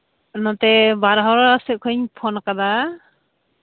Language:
Santali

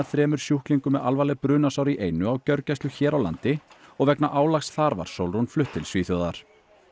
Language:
Icelandic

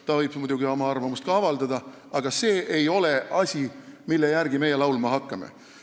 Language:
Estonian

